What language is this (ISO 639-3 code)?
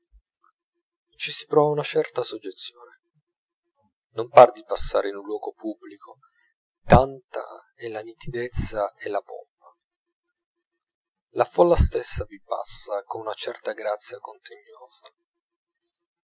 ita